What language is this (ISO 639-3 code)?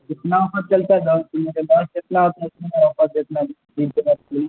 urd